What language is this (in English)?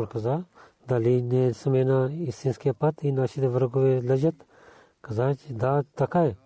Bulgarian